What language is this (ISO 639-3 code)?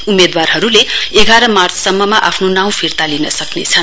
nep